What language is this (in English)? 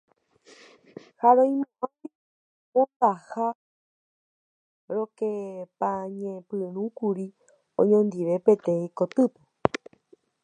Guarani